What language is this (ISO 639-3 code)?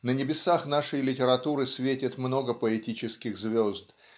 rus